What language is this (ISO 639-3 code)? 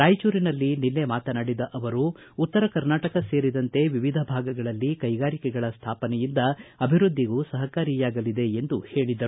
kan